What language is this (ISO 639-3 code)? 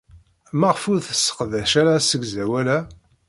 kab